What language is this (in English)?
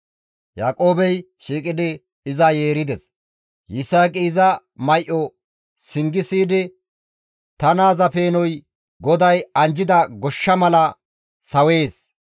Gamo